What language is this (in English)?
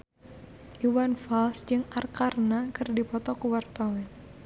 Sundanese